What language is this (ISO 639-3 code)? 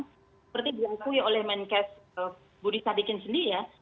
ind